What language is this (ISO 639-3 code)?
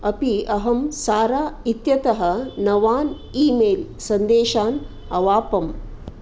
san